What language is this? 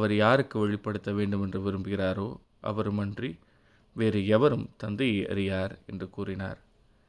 Tamil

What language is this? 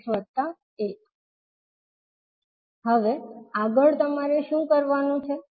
Gujarati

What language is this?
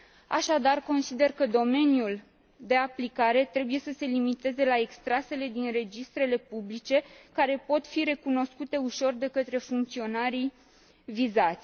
Romanian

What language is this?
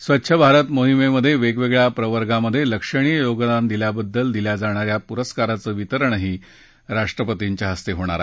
Marathi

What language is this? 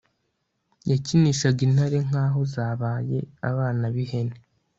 Kinyarwanda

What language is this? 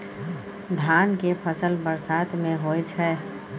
Maithili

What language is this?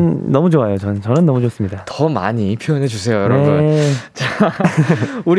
Korean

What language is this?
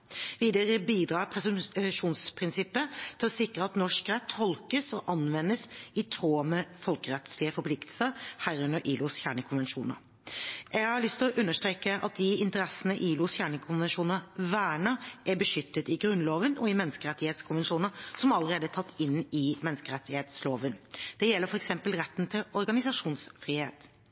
Norwegian Bokmål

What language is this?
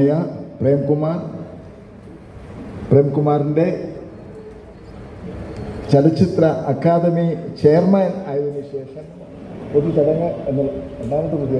Arabic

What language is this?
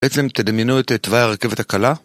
Hebrew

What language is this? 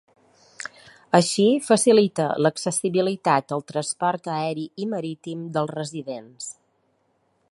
Catalan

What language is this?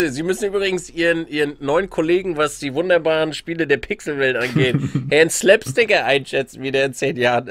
German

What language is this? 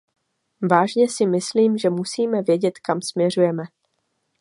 Czech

